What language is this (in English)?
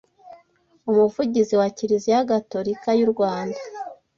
Kinyarwanda